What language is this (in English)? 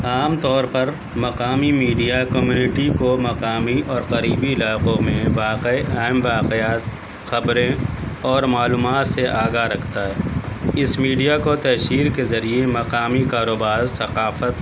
Urdu